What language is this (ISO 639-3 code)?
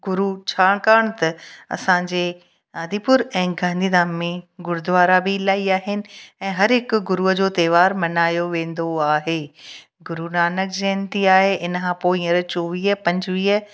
snd